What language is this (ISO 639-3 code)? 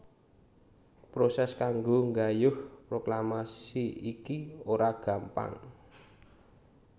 jav